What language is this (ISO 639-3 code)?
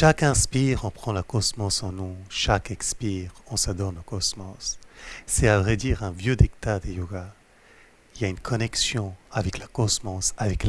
fra